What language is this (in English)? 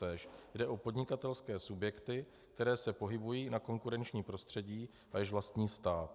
Czech